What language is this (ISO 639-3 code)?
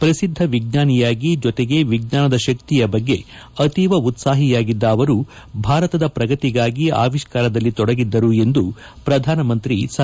kan